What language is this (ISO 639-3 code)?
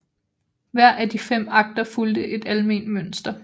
dan